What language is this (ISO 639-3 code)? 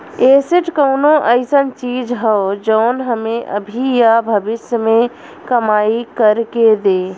bho